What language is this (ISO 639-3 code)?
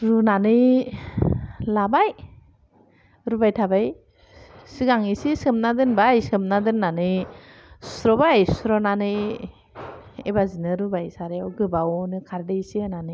brx